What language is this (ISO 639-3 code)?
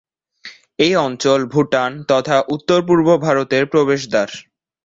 ben